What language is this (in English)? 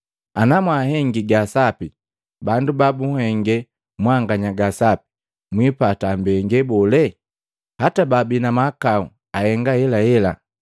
Matengo